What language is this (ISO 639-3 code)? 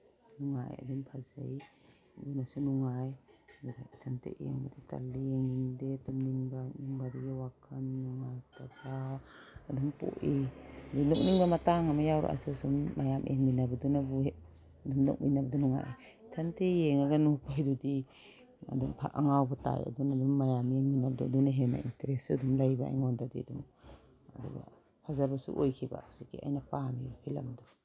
mni